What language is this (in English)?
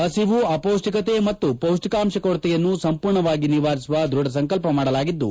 Kannada